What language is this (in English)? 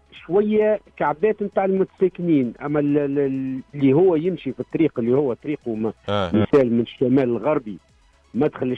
Arabic